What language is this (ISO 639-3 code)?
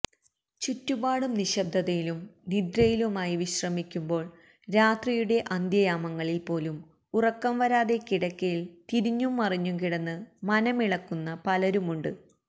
mal